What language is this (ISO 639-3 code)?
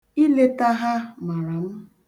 ibo